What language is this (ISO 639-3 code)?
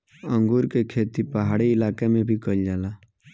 bho